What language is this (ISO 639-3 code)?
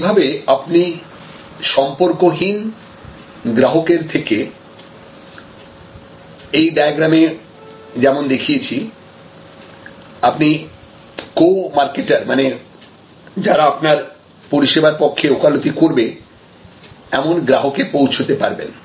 ben